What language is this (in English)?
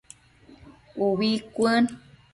Matsés